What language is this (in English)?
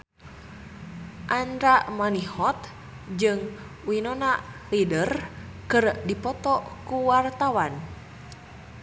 Sundanese